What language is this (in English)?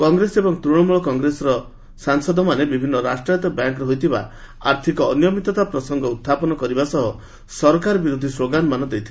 Odia